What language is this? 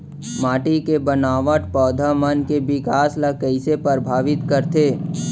Chhattisgarhi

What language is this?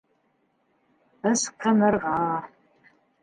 Bashkir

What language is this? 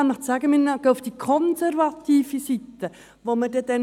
Swiss German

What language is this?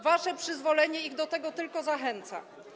Polish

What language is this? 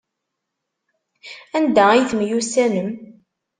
Kabyle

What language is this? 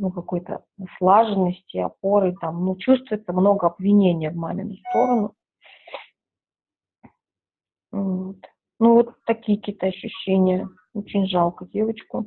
Russian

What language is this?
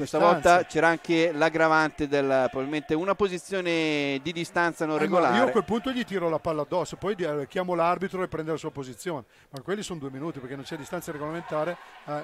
Italian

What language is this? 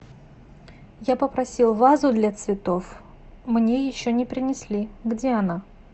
Russian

